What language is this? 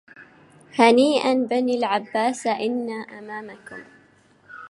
Arabic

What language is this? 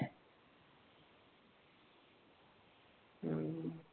Marathi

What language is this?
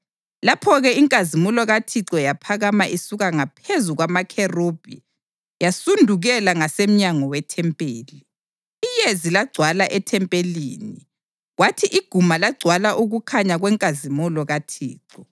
North Ndebele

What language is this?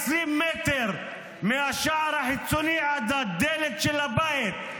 Hebrew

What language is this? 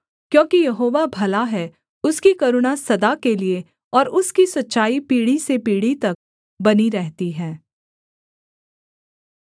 Hindi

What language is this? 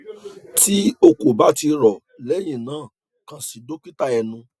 Yoruba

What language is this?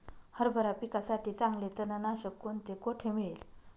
Marathi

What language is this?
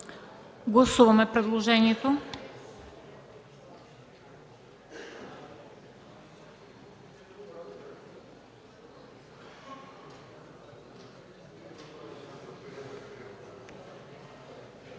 Bulgarian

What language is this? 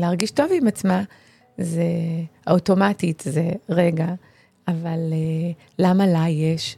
Hebrew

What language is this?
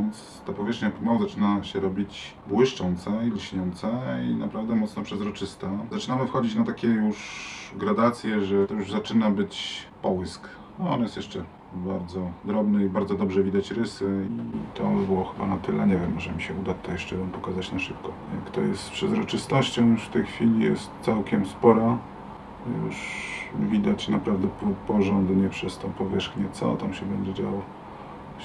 Polish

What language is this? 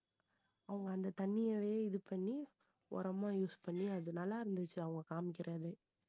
Tamil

